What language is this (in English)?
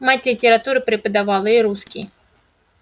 Russian